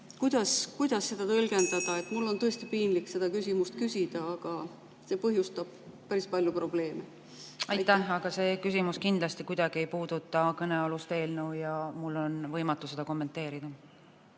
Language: Estonian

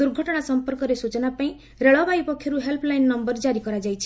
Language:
Odia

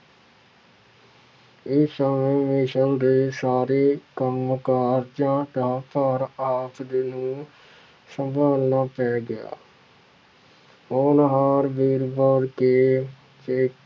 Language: Punjabi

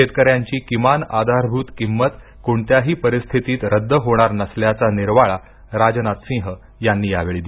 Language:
Marathi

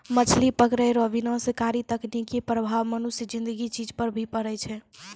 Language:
Maithili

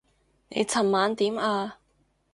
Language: Cantonese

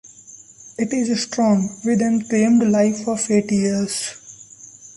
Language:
English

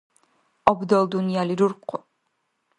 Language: Dargwa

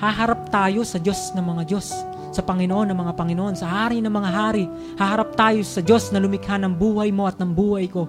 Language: Filipino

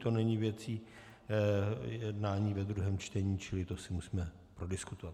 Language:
Czech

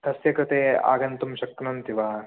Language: Sanskrit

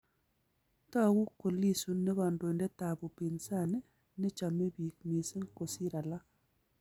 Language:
Kalenjin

